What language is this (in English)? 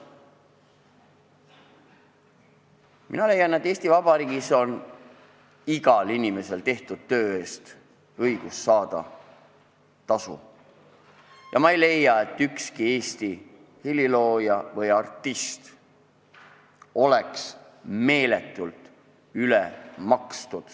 Estonian